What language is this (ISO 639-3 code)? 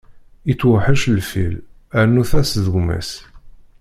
kab